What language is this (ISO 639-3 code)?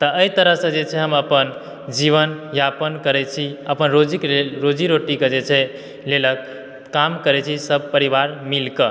mai